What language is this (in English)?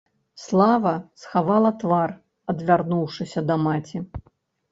Belarusian